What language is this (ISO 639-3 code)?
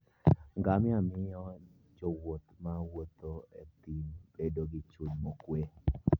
luo